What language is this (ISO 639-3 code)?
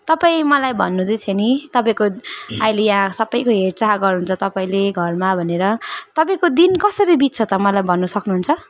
nep